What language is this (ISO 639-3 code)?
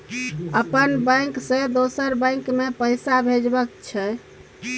mai